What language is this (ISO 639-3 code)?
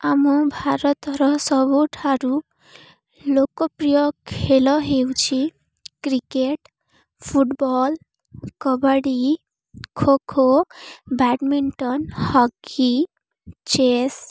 ori